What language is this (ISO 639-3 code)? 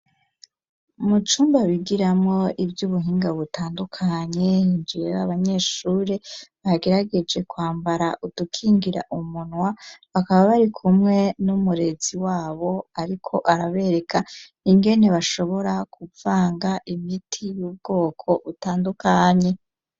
run